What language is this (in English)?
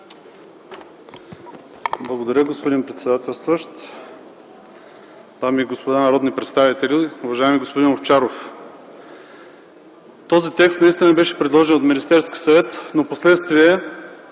Bulgarian